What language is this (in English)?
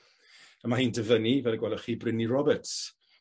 Welsh